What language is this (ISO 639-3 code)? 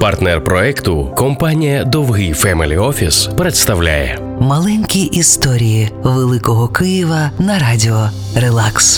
ukr